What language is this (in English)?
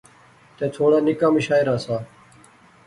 Pahari-Potwari